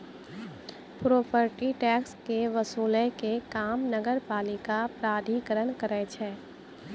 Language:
Maithili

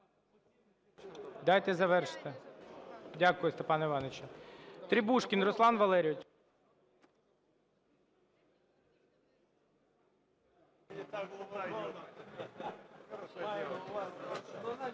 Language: Ukrainian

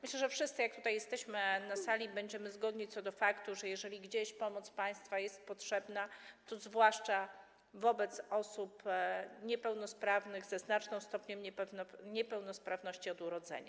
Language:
Polish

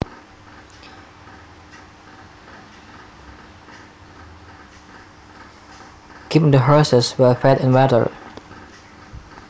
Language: Javanese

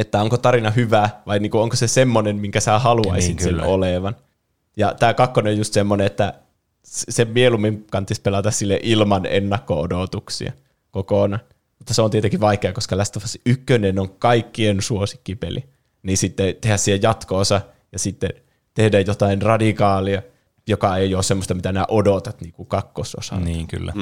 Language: Finnish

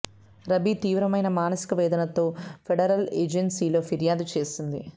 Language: Telugu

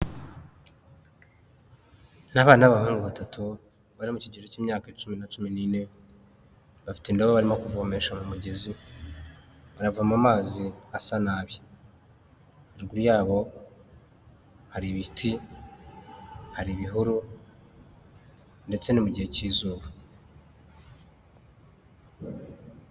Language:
Kinyarwanda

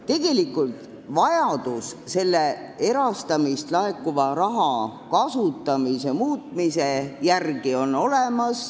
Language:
Estonian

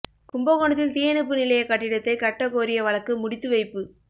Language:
Tamil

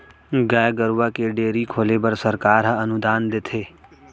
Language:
Chhattisgarhi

